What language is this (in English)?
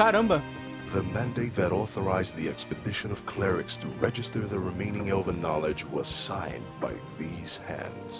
Portuguese